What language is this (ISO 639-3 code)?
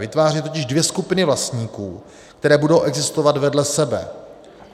ces